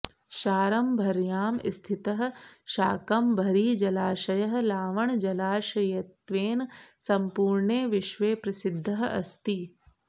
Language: Sanskrit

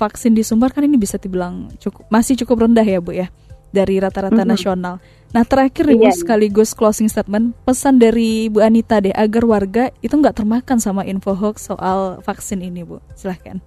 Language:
Indonesian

